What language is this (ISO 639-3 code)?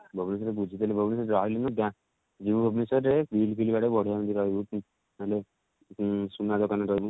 ori